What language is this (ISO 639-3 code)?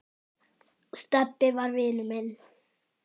isl